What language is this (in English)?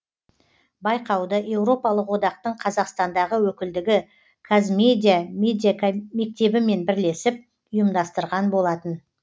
Kazakh